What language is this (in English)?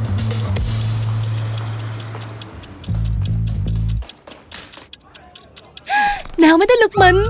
Vietnamese